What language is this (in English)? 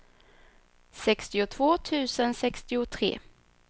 Swedish